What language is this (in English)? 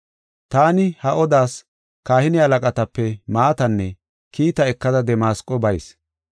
Gofa